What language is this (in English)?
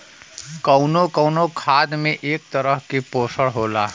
Bhojpuri